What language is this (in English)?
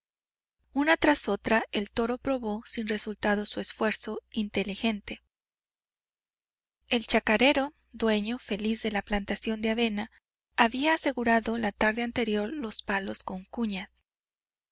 Spanish